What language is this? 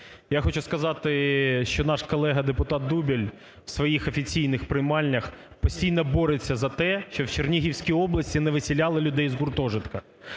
Ukrainian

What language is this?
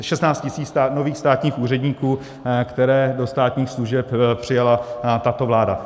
Czech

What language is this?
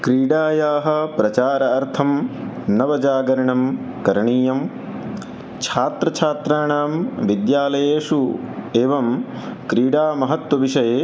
Sanskrit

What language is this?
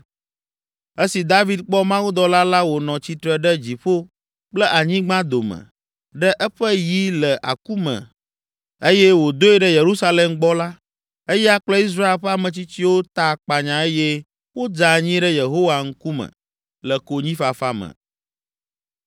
Ewe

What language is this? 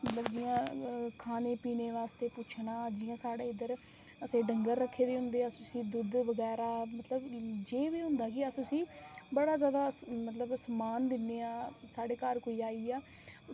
Dogri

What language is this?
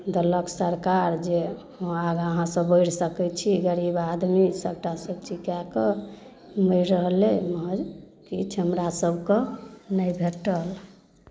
Maithili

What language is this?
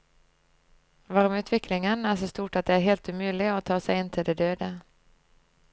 Norwegian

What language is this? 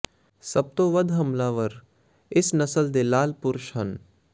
Punjabi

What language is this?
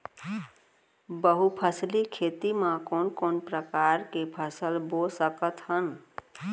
Chhattisgarhi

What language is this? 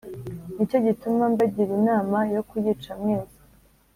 Kinyarwanda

